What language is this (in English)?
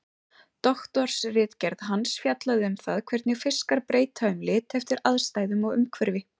Icelandic